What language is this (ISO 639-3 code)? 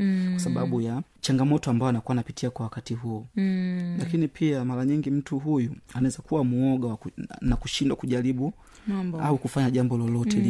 swa